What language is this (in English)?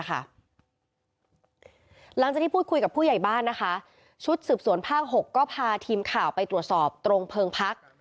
Thai